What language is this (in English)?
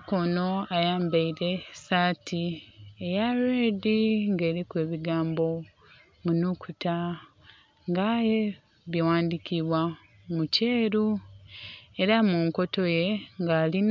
Soga